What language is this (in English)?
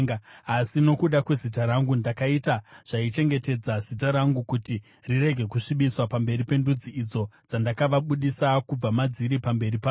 Shona